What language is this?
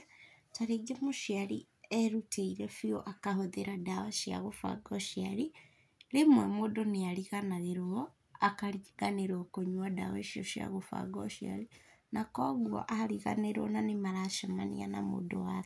Kikuyu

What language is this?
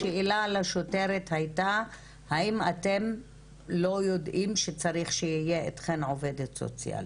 Hebrew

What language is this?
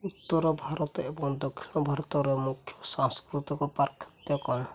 Odia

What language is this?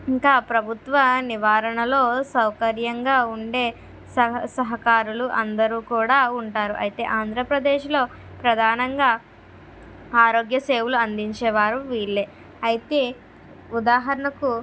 Telugu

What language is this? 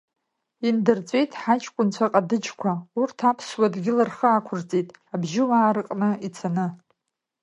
Abkhazian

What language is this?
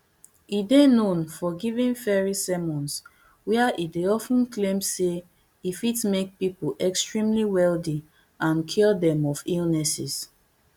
Nigerian Pidgin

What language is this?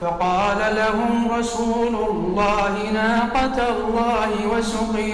Arabic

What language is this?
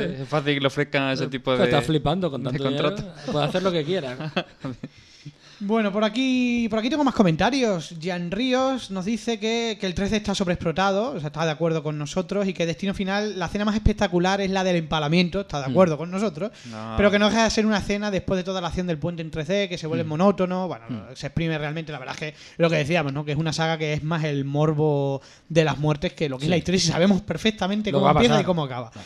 Spanish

